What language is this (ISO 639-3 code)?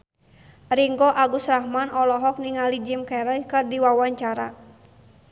sun